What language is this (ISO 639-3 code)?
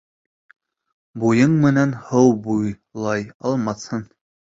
bak